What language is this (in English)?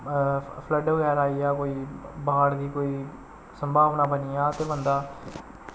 Dogri